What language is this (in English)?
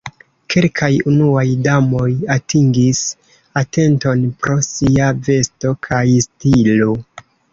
Esperanto